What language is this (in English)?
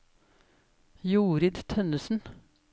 Norwegian